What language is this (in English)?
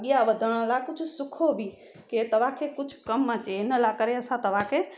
Sindhi